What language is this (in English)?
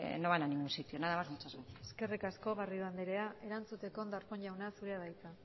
Basque